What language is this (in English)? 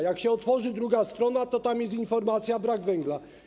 Polish